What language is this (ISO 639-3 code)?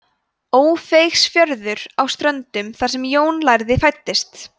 isl